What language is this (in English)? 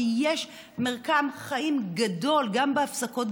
Hebrew